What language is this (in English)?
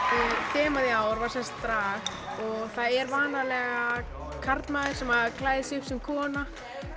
Icelandic